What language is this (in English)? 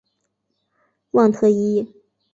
Chinese